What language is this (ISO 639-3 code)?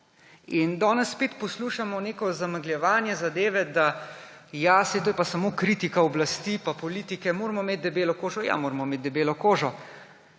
slv